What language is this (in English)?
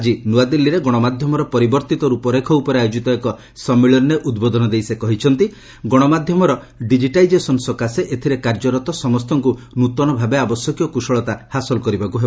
Odia